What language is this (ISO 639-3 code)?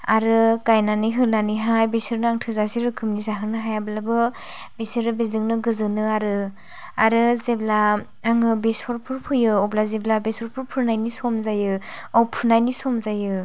brx